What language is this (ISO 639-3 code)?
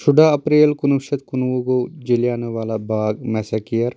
kas